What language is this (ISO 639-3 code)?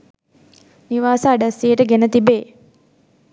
sin